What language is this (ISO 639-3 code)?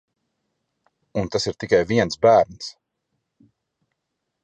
lav